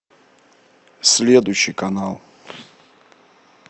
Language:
Russian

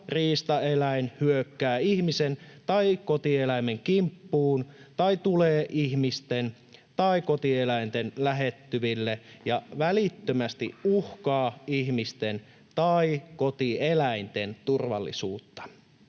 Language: Finnish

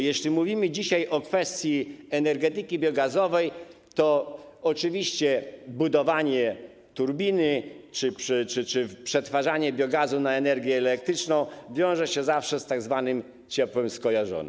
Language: Polish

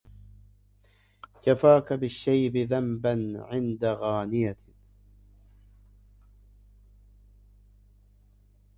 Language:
Arabic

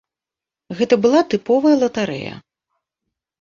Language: Belarusian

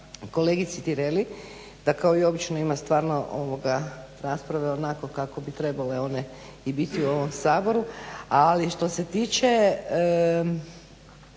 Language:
Croatian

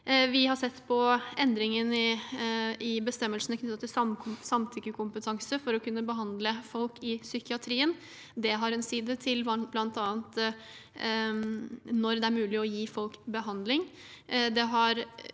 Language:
Norwegian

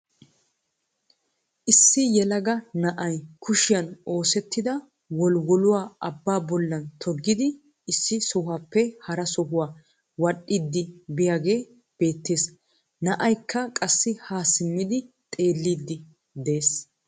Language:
Wolaytta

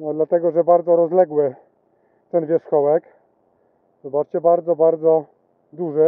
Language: Polish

